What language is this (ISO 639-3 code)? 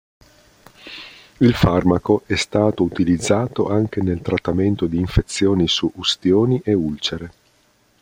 ita